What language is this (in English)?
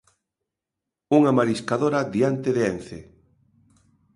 Galician